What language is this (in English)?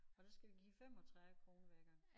Danish